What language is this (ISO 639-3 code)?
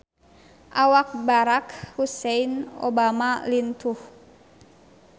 sun